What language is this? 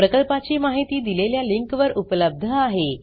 Marathi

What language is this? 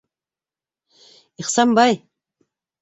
Bashkir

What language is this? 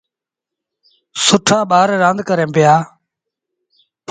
Sindhi Bhil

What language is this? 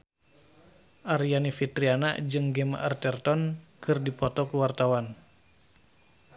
Sundanese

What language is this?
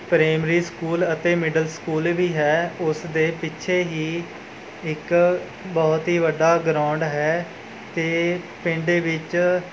Punjabi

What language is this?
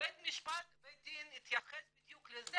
Hebrew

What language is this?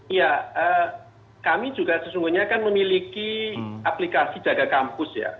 Indonesian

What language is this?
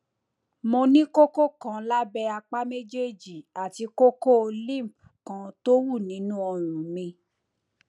Yoruba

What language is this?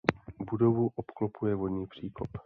Czech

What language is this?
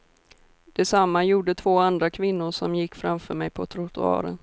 Swedish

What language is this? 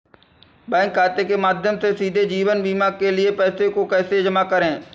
Hindi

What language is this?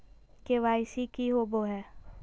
Magahi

